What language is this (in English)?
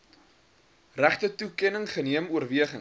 Afrikaans